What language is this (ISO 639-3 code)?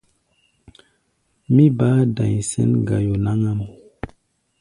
gba